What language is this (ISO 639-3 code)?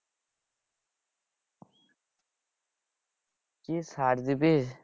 ben